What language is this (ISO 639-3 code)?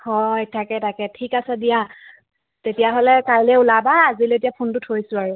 asm